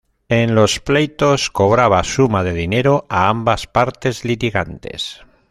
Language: Spanish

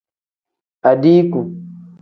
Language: Tem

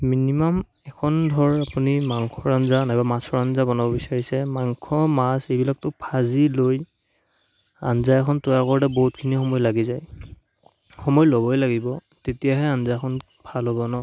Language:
Assamese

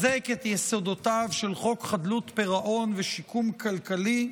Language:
Hebrew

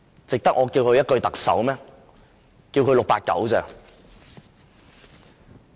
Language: Cantonese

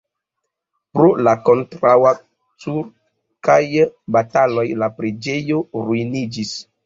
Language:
Esperanto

